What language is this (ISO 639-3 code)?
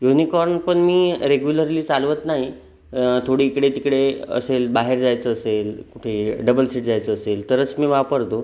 mar